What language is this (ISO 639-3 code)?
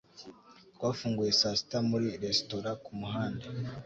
kin